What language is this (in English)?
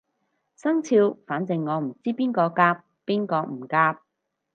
Cantonese